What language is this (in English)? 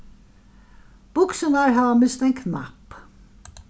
Faroese